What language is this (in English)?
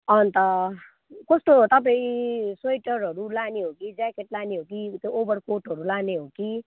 Nepali